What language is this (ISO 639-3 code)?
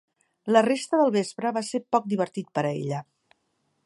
cat